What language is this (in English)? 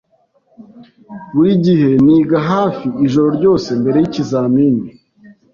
Kinyarwanda